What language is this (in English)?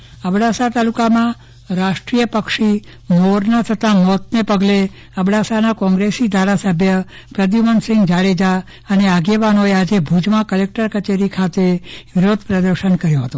Gujarati